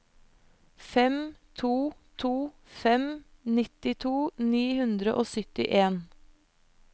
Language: Norwegian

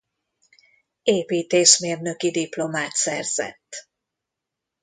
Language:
Hungarian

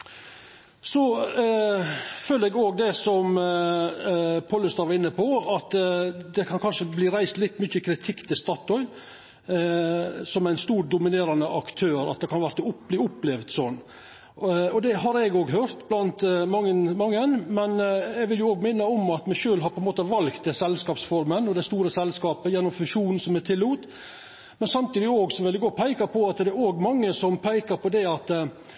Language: Norwegian Nynorsk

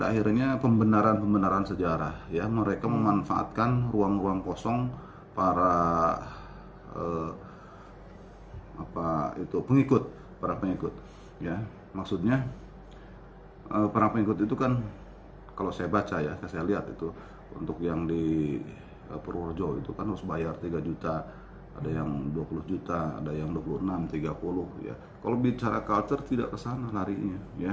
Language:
Indonesian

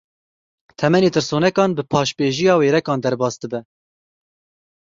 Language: Kurdish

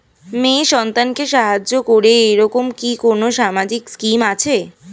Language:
Bangla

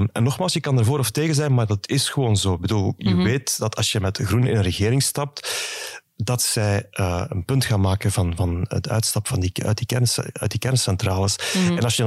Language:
Dutch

